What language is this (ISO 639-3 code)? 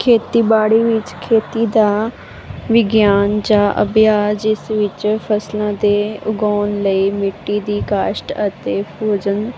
pan